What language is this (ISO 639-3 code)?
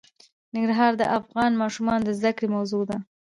pus